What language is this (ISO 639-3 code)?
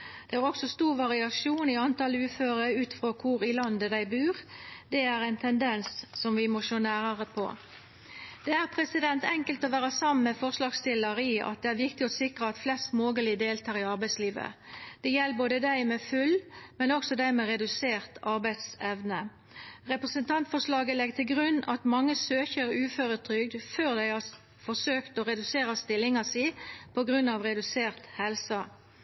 nno